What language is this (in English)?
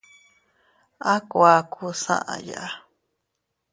Teutila Cuicatec